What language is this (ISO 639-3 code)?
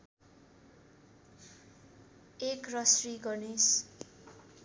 nep